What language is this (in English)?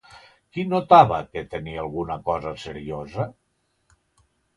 Catalan